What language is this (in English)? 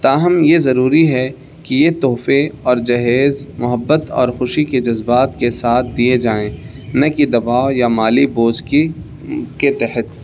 Urdu